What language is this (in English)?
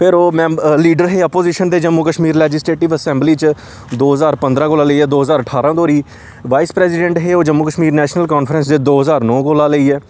Dogri